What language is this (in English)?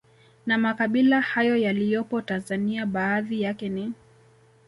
Swahili